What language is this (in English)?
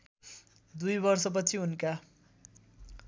Nepali